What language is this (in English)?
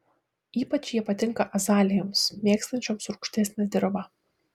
Lithuanian